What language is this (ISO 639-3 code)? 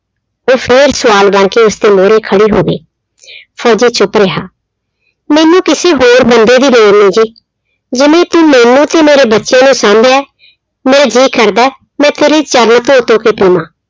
pan